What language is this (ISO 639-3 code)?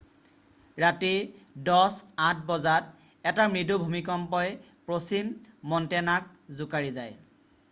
asm